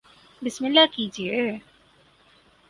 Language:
Urdu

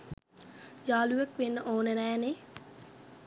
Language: Sinhala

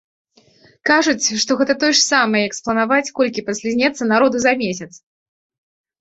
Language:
Belarusian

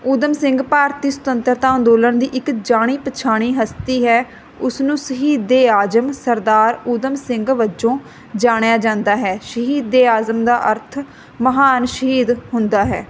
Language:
Punjabi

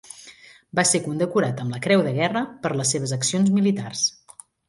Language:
Catalan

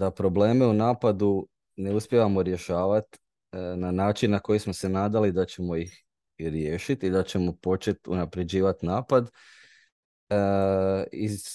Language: Croatian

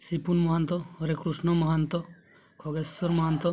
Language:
Odia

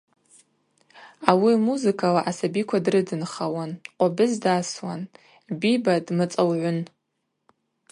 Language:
Abaza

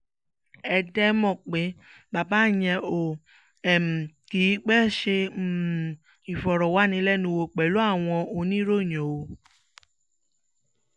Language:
Yoruba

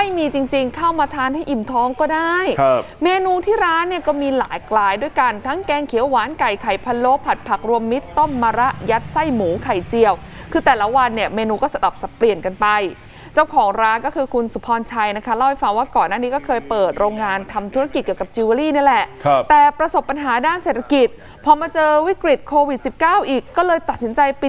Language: Thai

